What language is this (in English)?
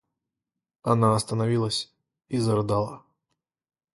Russian